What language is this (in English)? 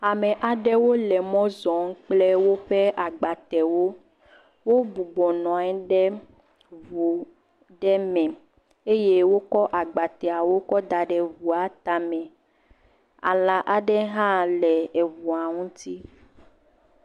Ewe